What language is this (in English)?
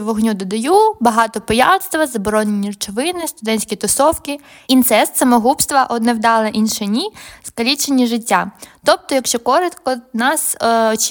Ukrainian